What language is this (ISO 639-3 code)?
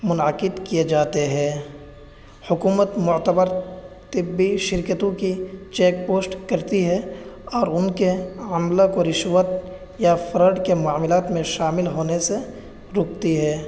urd